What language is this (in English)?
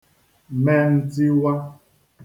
Igbo